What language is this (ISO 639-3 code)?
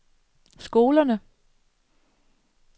dan